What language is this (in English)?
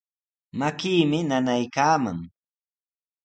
Sihuas Ancash Quechua